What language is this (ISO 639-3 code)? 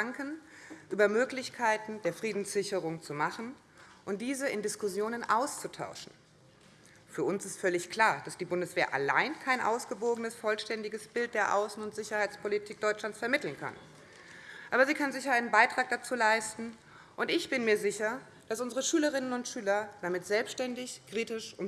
deu